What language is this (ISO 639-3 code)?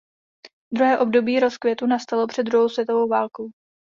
ces